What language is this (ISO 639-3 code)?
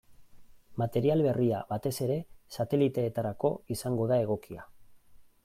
eus